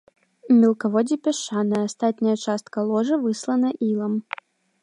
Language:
Belarusian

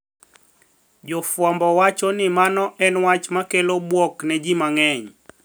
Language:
Luo (Kenya and Tanzania)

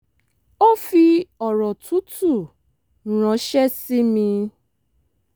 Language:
Yoruba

